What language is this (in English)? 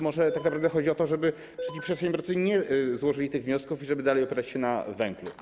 Polish